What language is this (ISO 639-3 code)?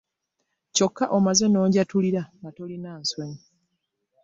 lug